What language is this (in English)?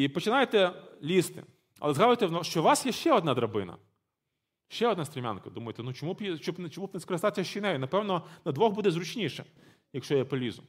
Ukrainian